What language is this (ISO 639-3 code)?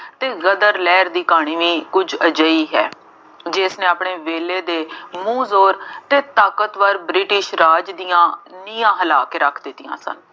pan